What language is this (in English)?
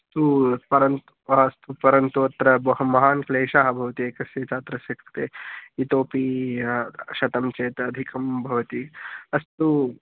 Sanskrit